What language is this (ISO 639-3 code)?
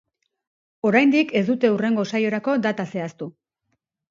eus